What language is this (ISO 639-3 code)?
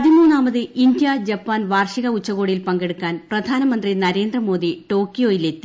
mal